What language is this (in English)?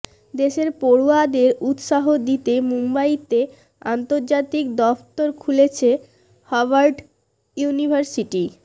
Bangla